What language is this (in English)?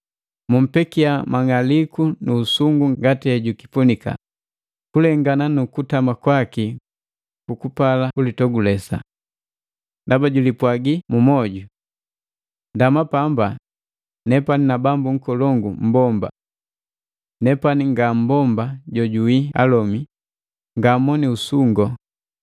Matengo